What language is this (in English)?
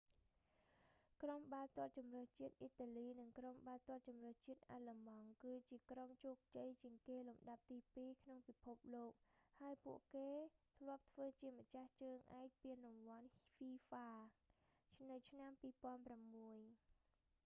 Khmer